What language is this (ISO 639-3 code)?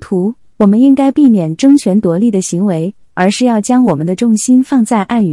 zho